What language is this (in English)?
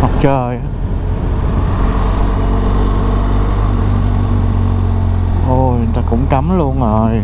Vietnamese